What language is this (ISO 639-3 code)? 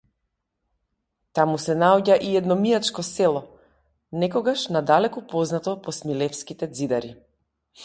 mkd